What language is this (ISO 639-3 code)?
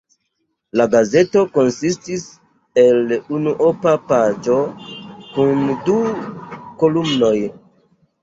epo